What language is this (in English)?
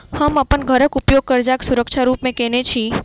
Maithili